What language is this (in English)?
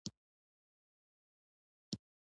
Pashto